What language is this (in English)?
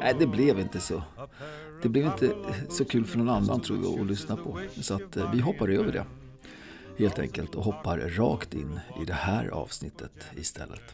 Swedish